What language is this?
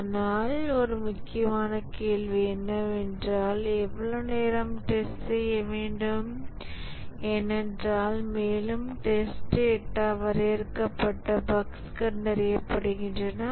Tamil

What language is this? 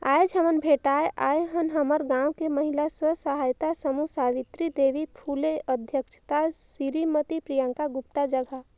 Chhattisgarhi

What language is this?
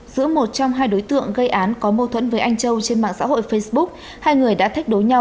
Vietnamese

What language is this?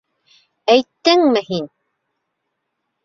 Bashkir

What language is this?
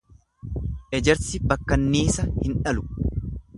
Oromo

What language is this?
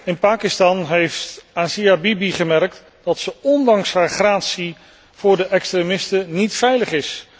Dutch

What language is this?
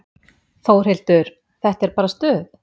Icelandic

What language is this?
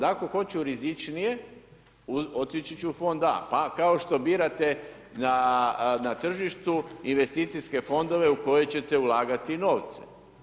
Croatian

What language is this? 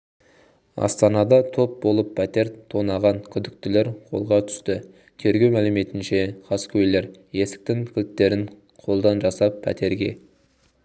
Kazakh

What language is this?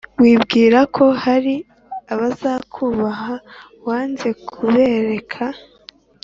Kinyarwanda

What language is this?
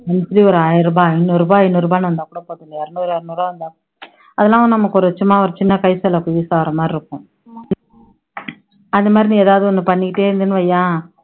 Tamil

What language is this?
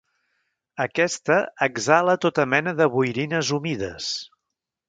Catalan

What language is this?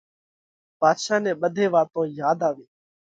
Parkari Koli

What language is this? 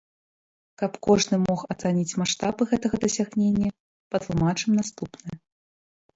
Belarusian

